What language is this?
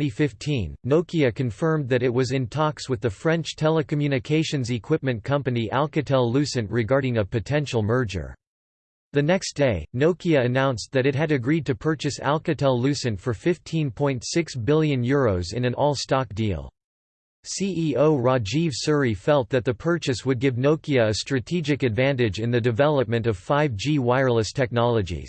English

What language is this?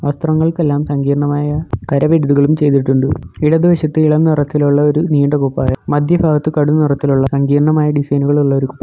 Malayalam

